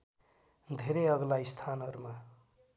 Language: Nepali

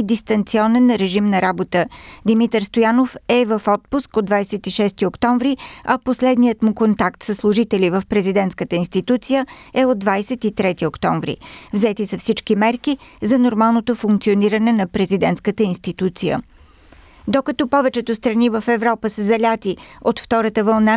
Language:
Bulgarian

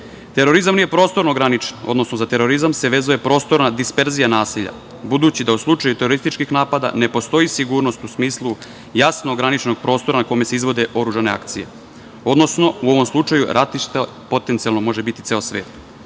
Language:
Serbian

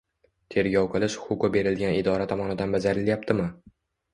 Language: Uzbek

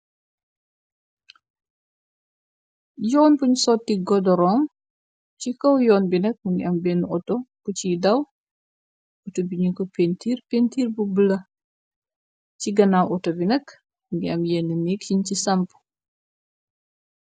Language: Wolof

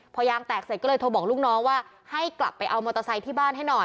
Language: Thai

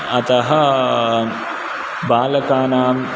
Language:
Sanskrit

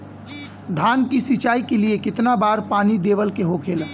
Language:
Bhojpuri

